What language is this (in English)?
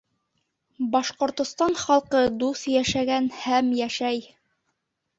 Bashkir